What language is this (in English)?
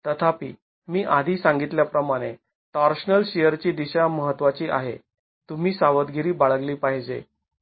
Marathi